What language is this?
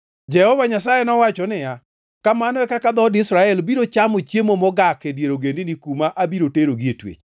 Luo (Kenya and Tanzania)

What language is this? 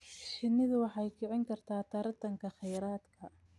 Somali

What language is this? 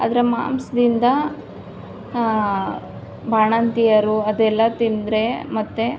Kannada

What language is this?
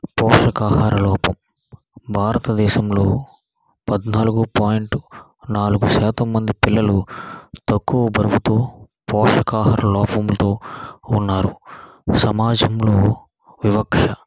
Telugu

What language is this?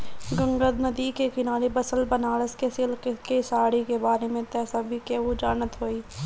Bhojpuri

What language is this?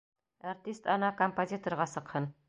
Bashkir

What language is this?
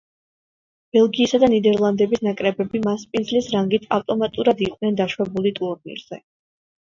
Georgian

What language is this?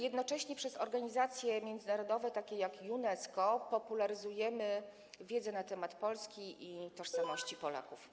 Polish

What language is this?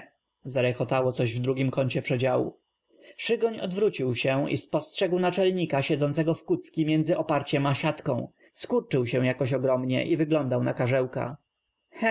Polish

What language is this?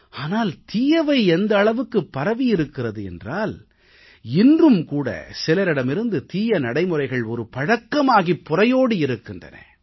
Tamil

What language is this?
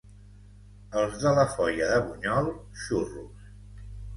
Catalan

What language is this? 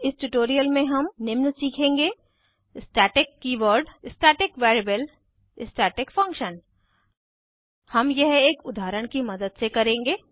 Hindi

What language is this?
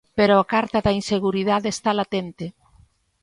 Galician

